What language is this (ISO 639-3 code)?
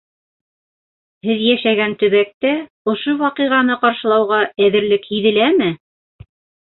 bak